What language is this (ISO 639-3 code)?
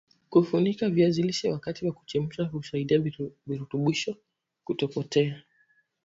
swa